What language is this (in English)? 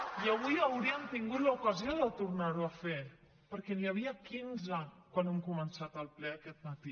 Catalan